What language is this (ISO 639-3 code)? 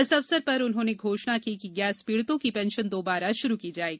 hin